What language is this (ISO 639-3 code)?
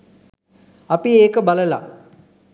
sin